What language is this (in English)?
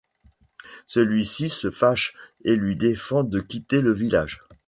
French